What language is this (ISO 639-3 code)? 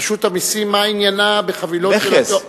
heb